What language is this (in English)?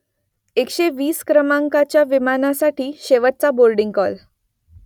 Marathi